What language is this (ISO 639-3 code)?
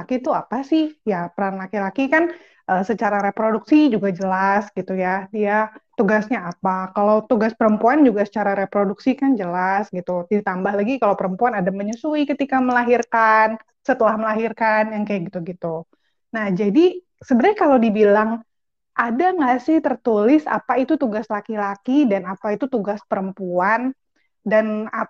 ind